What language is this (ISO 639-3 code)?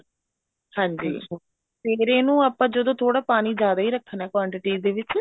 pan